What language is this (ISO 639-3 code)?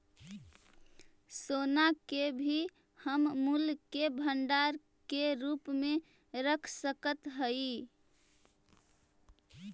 mag